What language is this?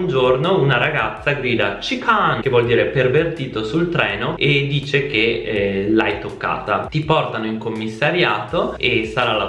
Italian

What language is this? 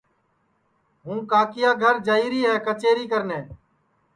Sansi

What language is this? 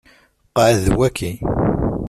Kabyle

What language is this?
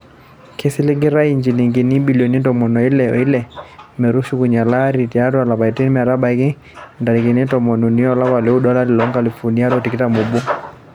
Masai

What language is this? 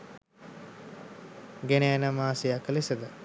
Sinhala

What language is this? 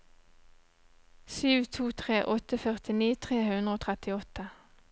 Norwegian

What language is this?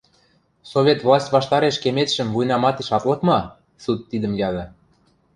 Western Mari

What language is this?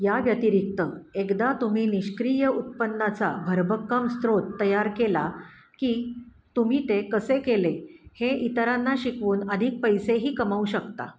Marathi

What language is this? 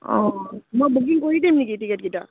Assamese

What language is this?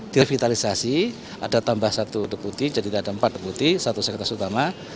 Indonesian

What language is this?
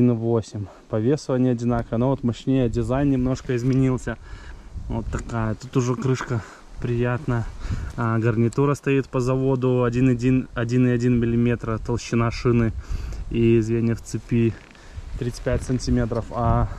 Russian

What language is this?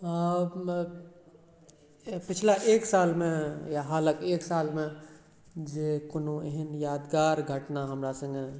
Maithili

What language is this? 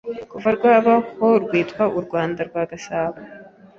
Kinyarwanda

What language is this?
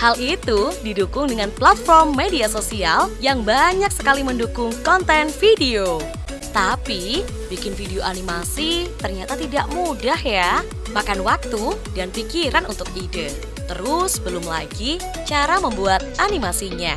Indonesian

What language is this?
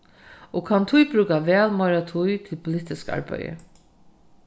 Faroese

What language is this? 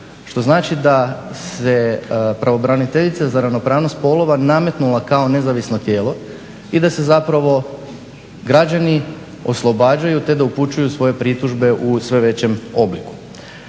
Croatian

